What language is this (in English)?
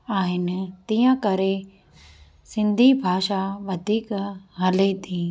Sindhi